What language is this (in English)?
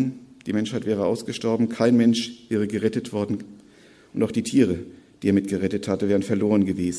German